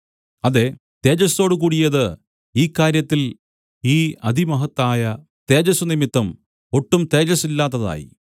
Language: Malayalam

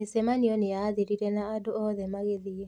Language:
Kikuyu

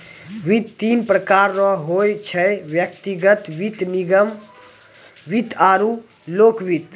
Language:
Maithili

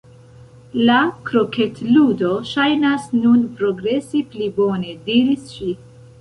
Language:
Esperanto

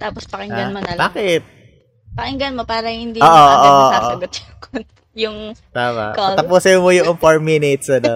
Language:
Filipino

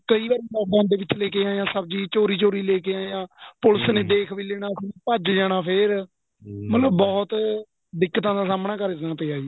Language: Punjabi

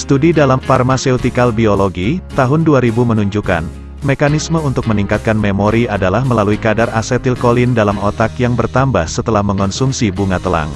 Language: Indonesian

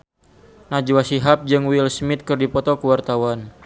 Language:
Sundanese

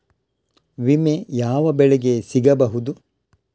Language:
Kannada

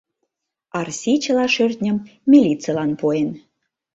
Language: Mari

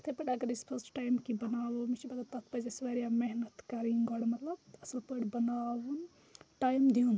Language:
Kashmiri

